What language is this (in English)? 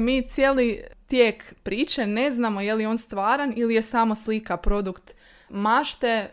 Croatian